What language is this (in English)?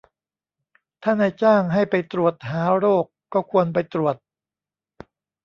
Thai